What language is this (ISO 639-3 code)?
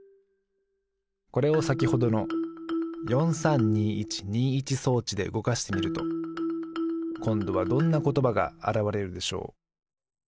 jpn